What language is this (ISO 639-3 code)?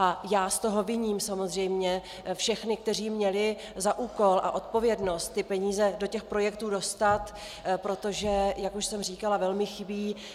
ces